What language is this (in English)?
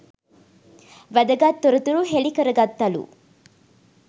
Sinhala